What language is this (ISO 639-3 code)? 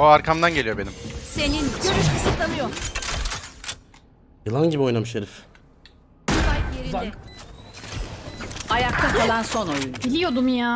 tur